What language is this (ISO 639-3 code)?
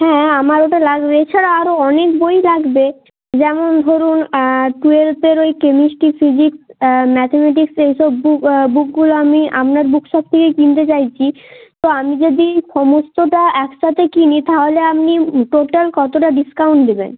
ben